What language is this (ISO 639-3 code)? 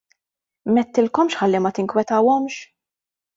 mlt